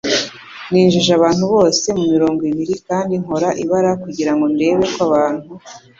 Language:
Kinyarwanda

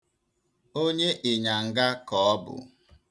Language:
Igbo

